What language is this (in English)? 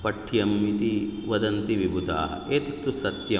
Sanskrit